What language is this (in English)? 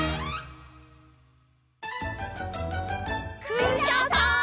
Japanese